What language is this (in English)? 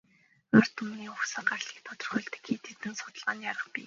Mongolian